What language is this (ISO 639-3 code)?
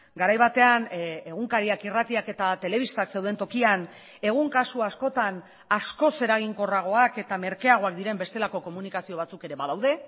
eus